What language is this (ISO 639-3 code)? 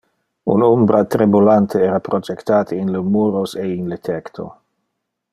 ina